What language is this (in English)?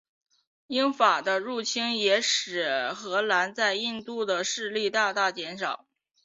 Chinese